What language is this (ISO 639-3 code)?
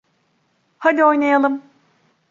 tur